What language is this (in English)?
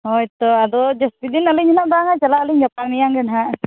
Santali